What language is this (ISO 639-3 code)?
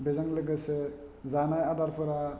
brx